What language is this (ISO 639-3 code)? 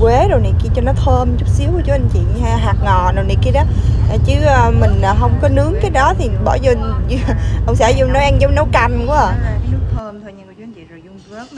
vie